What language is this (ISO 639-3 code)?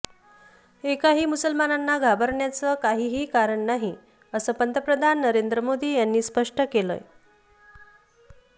mar